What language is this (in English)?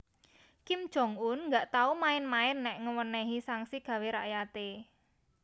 Javanese